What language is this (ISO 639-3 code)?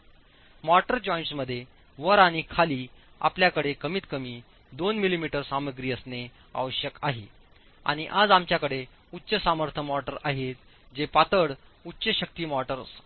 mar